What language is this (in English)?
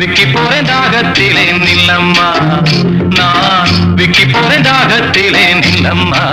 Tamil